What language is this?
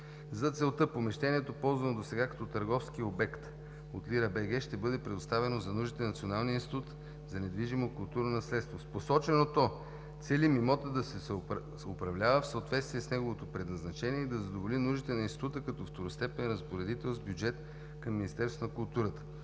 Bulgarian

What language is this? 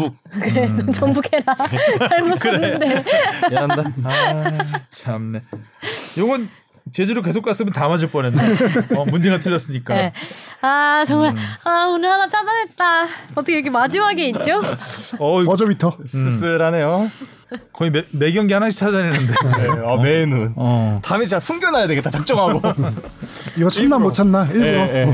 Korean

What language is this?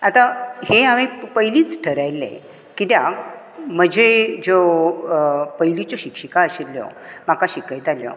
Konkani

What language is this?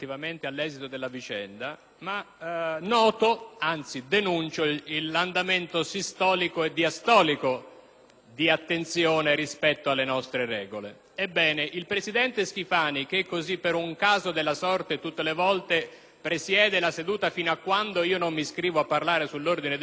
Italian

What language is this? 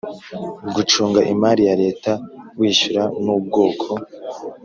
Kinyarwanda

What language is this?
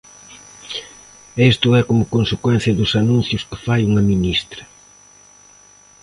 Galician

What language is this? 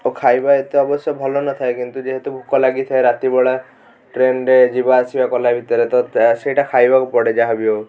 Odia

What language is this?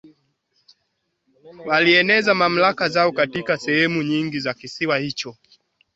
Swahili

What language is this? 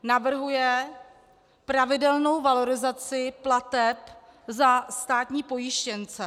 Czech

